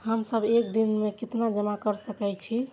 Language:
Maithili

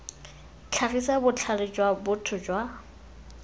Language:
Tswana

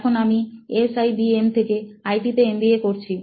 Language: Bangla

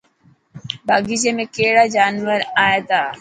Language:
Dhatki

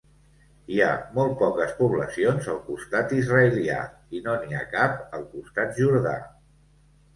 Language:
Catalan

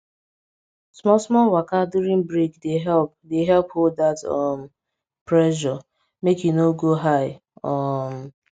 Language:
Nigerian Pidgin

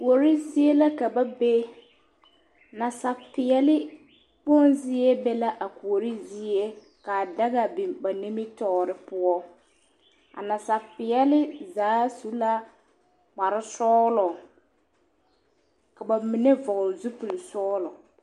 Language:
Southern Dagaare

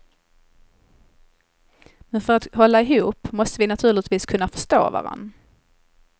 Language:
Swedish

